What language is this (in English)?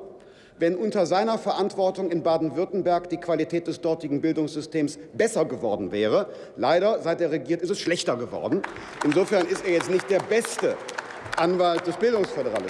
German